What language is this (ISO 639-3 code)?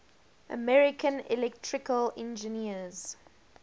eng